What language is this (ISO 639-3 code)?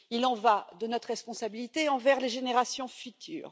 fra